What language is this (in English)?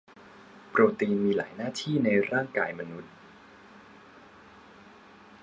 Thai